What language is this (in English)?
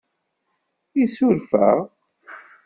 Kabyle